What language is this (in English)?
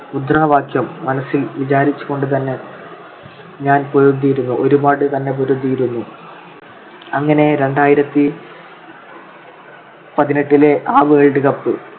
Malayalam